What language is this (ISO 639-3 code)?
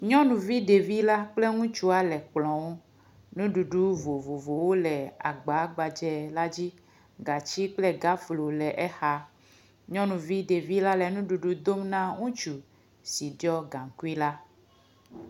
ewe